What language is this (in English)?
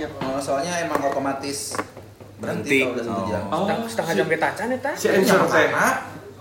Indonesian